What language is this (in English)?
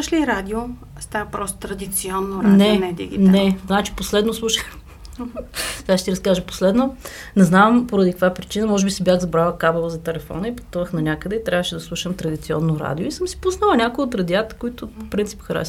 Bulgarian